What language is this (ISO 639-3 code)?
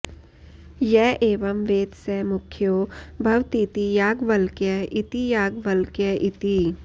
san